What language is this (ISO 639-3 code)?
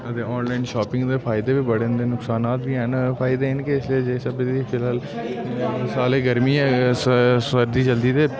doi